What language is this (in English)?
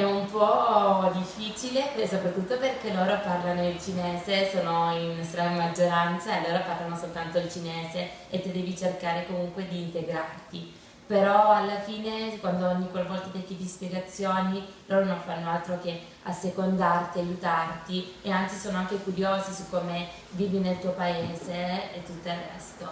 Italian